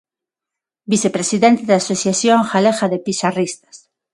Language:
Galician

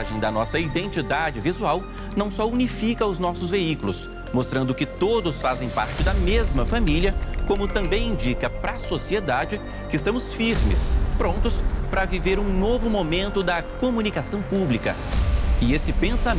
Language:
Portuguese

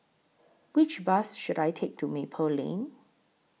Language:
English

